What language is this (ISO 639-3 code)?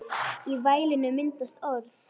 isl